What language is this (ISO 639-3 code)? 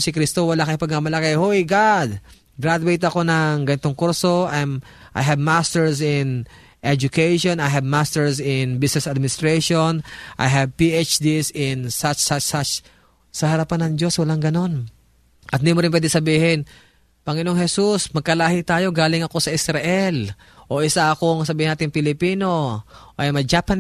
fil